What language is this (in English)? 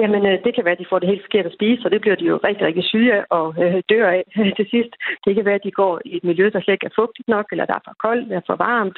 Danish